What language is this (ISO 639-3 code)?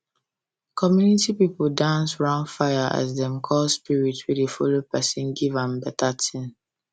pcm